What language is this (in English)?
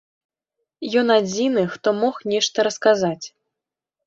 Belarusian